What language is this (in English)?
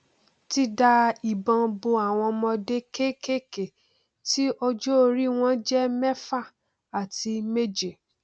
Yoruba